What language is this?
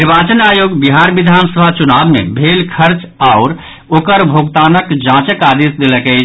Maithili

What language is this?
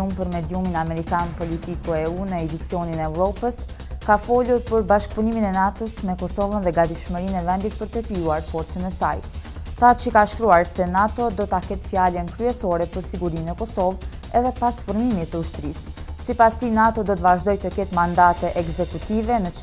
Romanian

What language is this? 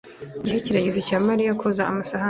Kinyarwanda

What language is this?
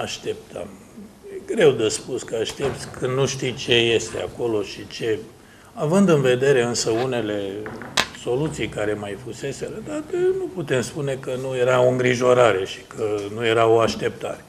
Romanian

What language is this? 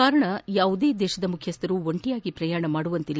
Kannada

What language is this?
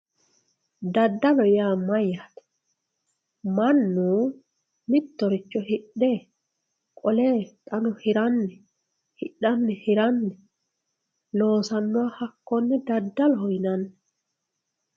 Sidamo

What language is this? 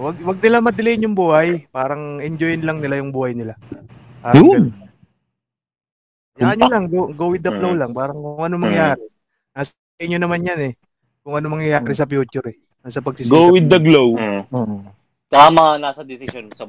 Filipino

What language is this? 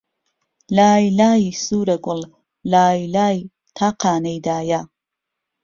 Central Kurdish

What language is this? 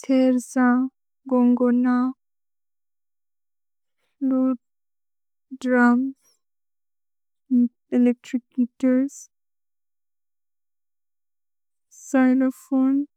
Bodo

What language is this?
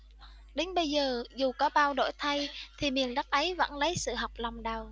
Vietnamese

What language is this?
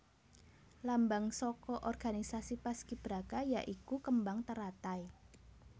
Javanese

